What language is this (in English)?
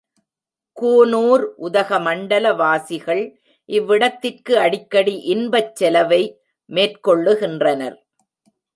Tamil